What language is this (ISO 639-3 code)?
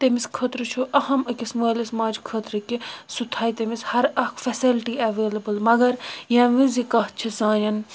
kas